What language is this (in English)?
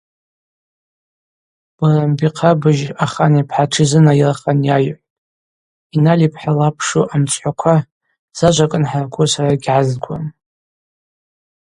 Abaza